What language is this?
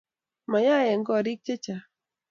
Kalenjin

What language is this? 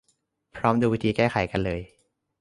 Thai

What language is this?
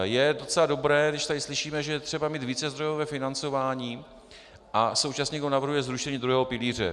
Czech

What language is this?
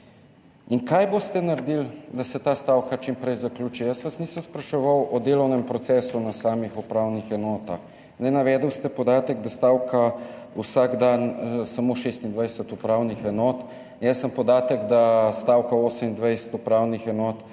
Slovenian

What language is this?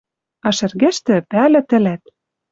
Western Mari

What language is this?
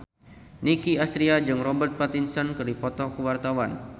Sundanese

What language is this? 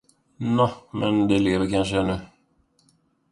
Swedish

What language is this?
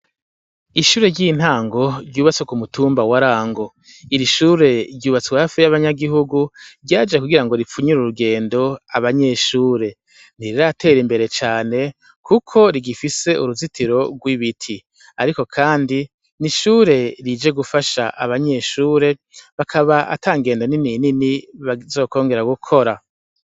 Rundi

